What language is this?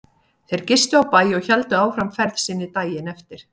Icelandic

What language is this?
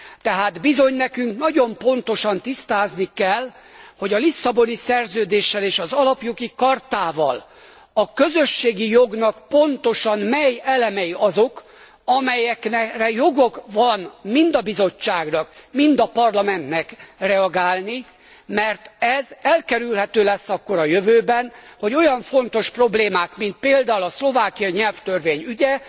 Hungarian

